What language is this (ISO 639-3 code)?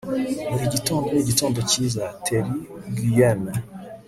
kin